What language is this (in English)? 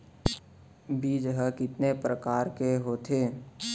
Chhattisgarhi